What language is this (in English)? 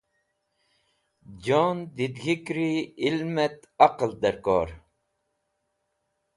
Wakhi